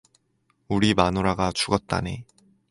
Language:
Korean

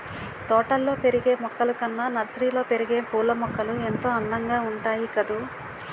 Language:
Telugu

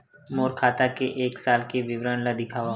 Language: Chhattisgarhi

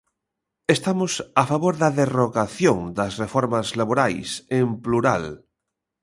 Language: Galician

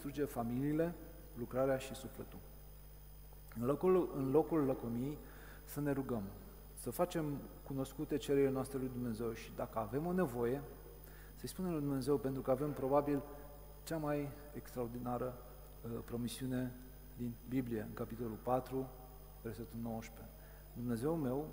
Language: Romanian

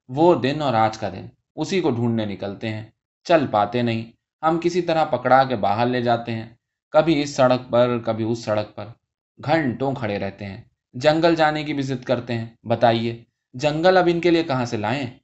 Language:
Urdu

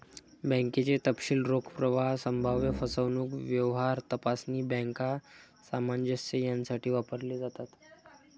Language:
Marathi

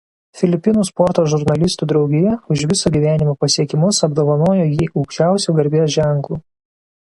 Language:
Lithuanian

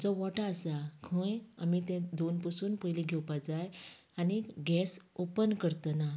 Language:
Konkani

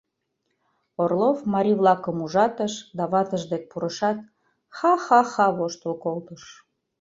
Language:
Mari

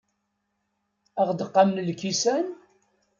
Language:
Kabyle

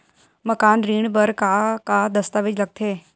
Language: Chhattisgarhi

